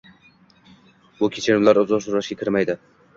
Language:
Uzbek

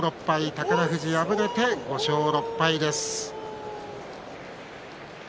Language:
Japanese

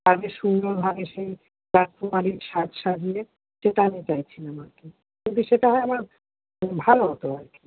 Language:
Bangla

